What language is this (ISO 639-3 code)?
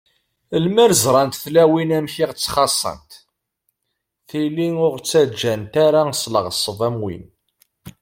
kab